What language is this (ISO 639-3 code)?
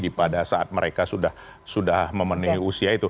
ind